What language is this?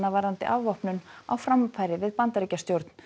Icelandic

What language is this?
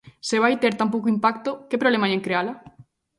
Galician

